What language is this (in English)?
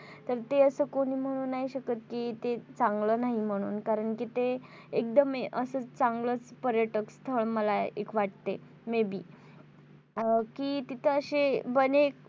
Marathi